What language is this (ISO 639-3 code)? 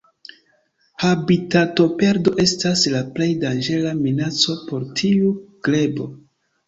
epo